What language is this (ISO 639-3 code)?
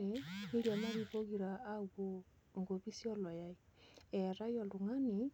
mas